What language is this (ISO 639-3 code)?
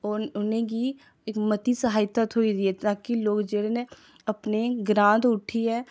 doi